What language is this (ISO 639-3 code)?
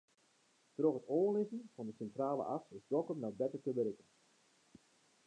fry